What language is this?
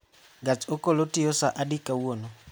Luo (Kenya and Tanzania)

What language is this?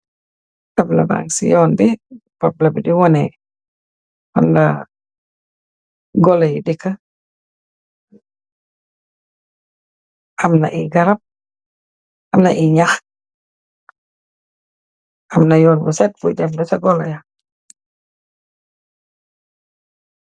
Wolof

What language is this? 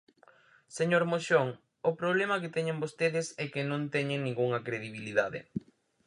Galician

